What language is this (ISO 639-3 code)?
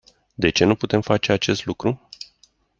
ron